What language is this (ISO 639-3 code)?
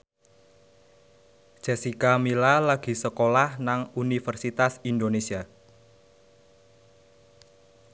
jav